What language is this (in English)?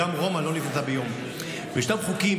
Hebrew